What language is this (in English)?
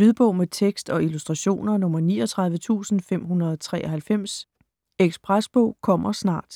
Danish